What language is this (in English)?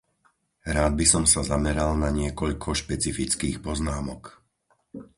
Slovak